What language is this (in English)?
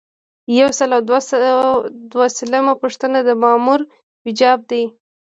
Pashto